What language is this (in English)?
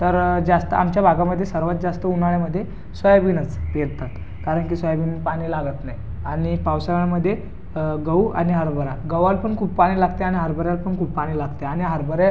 Marathi